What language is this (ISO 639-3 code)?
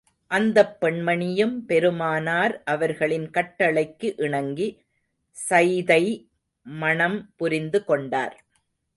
tam